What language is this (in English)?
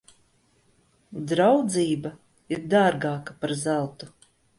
Latvian